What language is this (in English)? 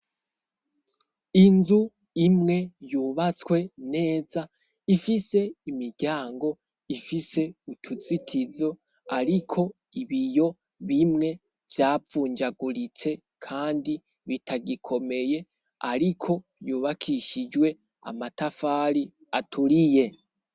Rundi